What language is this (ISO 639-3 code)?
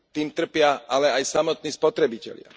slk